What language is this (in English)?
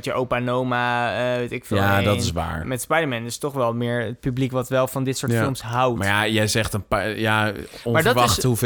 Dutch